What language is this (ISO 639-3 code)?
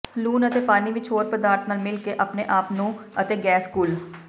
pan